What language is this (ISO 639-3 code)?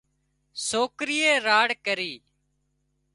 kxp